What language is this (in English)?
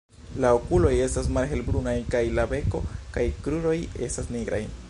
Esperanto